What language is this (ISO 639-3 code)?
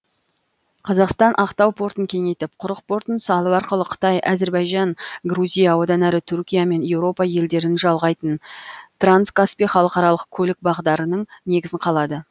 kaz